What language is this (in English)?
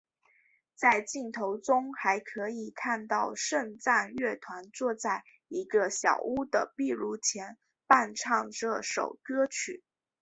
Chinese